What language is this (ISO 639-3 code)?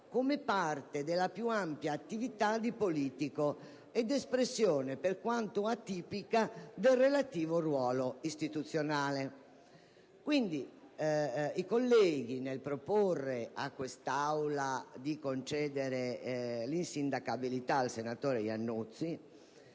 ita